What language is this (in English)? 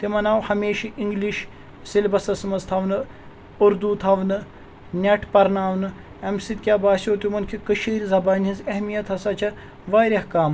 Kashmiri